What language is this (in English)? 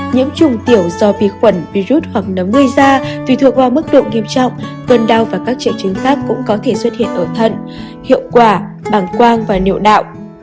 Vietnamese